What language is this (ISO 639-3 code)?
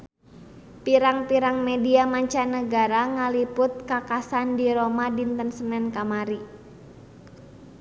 sun